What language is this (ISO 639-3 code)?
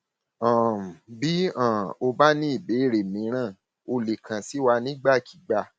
yor